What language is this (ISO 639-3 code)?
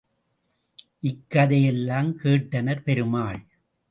tam